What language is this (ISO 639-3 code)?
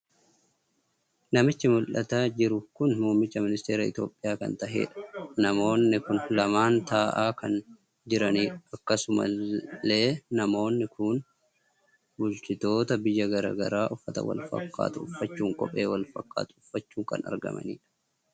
orm